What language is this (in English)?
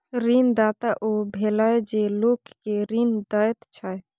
Maithili